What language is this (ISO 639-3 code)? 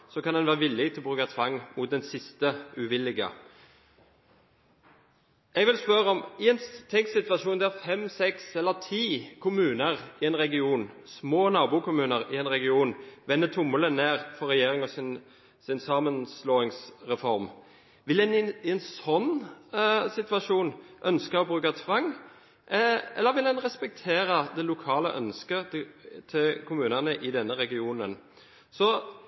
nob